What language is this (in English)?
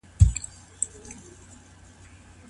Pashto